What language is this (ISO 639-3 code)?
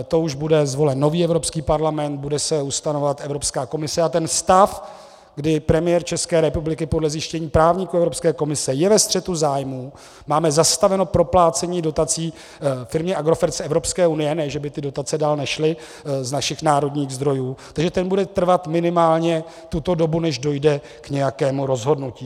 ces